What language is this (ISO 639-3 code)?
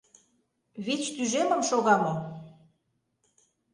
chm